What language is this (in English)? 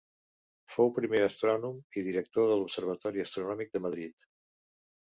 Catalan